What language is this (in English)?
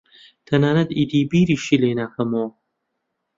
Central Kurdish